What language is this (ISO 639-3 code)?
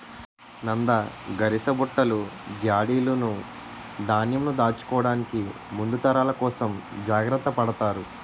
tel